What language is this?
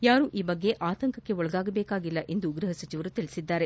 Kannada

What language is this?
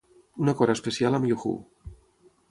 Catalan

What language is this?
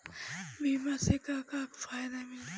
Bhojpuri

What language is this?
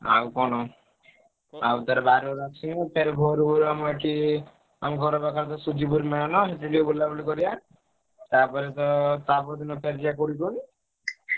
Odia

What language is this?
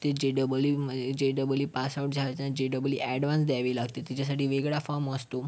Marathi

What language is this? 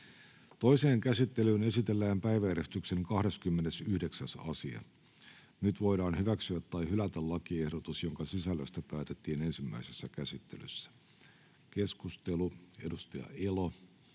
Finnish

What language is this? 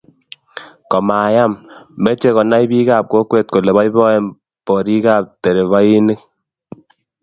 Kalenjin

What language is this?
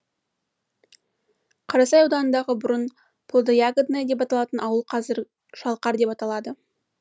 Kazakh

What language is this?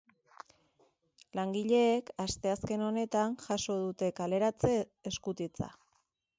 Basque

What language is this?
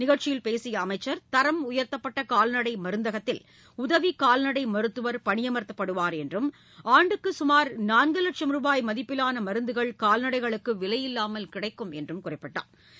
Tamil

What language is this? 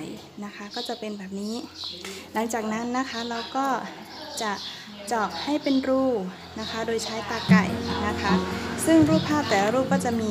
Thai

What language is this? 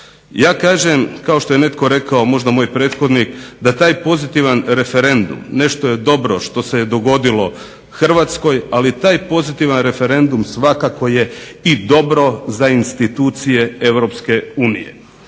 Croatian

